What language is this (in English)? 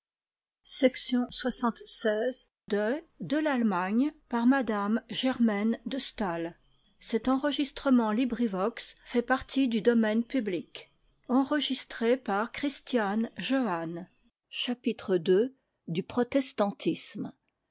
French